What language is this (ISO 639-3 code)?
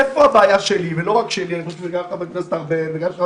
heb